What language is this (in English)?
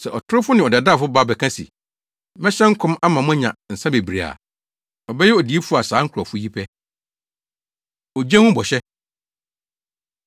Akan